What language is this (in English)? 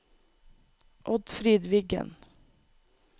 Norwegian